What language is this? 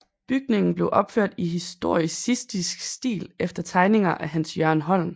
Danish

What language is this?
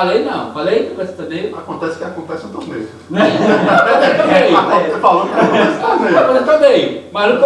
Portuguese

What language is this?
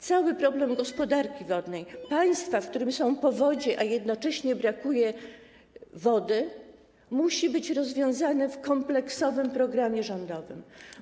Polish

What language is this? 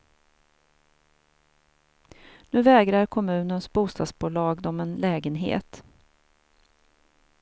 Swedish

